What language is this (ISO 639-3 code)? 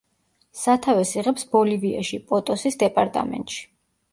kat